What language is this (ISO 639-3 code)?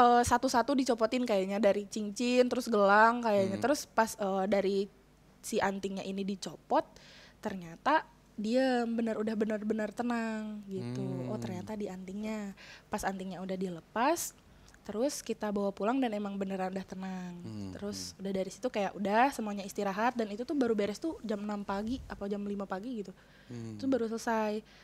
ind